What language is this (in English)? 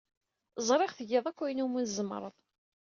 Kabyle